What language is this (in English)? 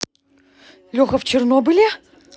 Russian